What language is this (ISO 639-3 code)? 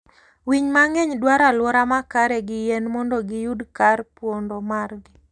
luo